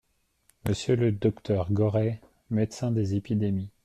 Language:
French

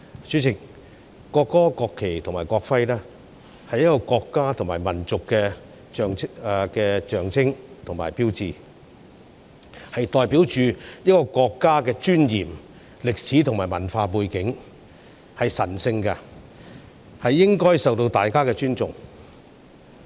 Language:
Cantonese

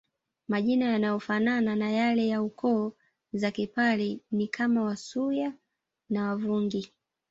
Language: Swahili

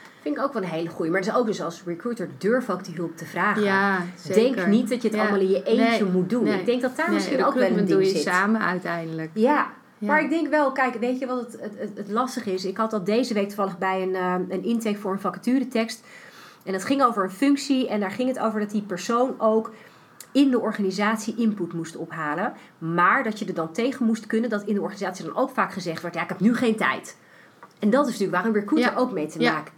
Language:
Dutch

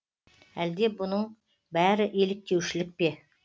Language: Kazakh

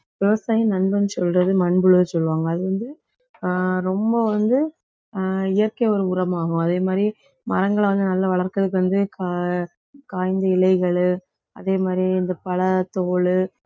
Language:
Tamil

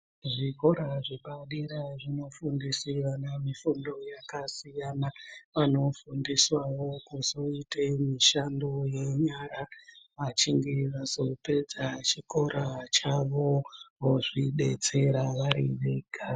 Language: Ndau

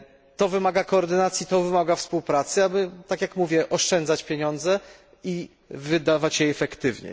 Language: Polish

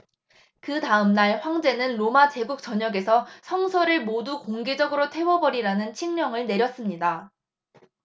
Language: Korean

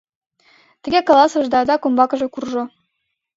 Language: Mari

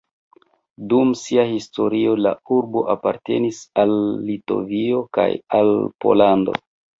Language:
Esperanto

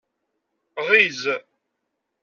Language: Kabyle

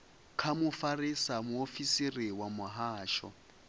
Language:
Venda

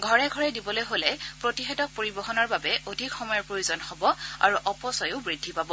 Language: Assamese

